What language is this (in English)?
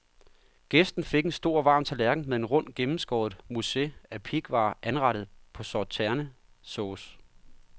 Danish